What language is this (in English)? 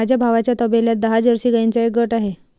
Marathi